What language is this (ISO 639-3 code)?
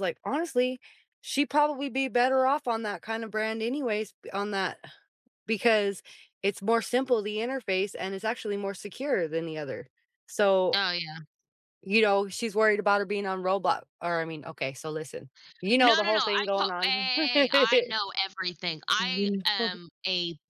eng